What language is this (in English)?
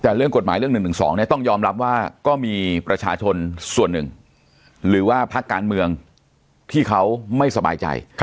Thai